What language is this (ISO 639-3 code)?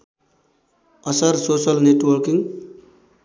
nep